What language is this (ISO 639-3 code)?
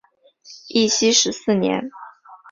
zho